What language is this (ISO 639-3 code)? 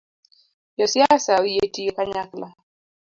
luo